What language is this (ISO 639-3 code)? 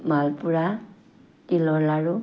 asm